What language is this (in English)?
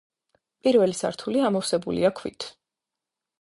Georgian